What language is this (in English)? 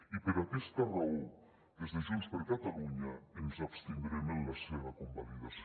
Catalan